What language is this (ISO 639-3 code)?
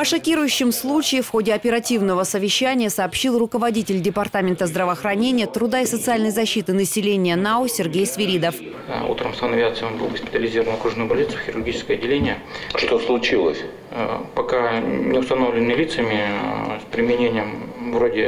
rus